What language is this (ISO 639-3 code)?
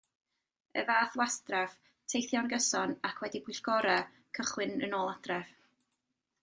cym